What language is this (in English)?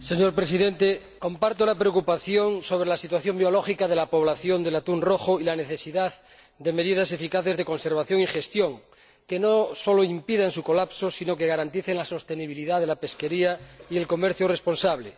Spanish